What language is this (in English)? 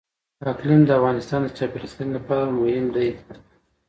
Pashto